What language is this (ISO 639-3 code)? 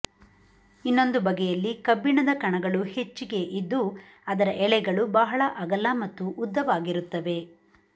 kan